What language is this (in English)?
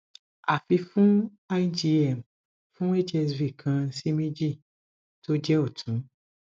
Yoruba